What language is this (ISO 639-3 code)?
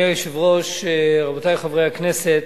heb